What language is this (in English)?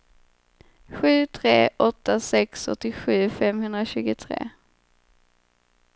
Swedish